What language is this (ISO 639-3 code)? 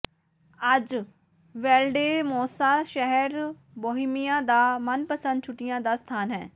pan